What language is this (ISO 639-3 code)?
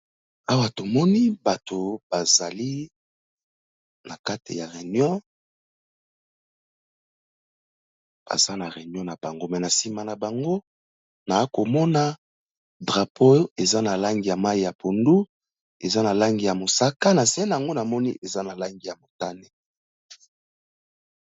lin